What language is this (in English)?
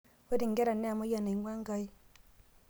Masai